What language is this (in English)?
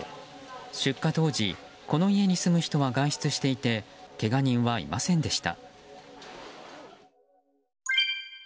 Japanese